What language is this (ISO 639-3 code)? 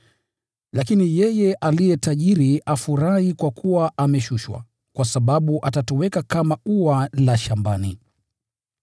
swa